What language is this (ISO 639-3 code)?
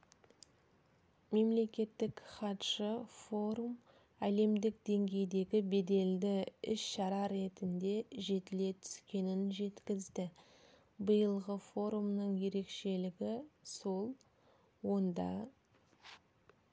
kaz